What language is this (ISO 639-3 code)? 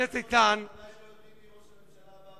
heb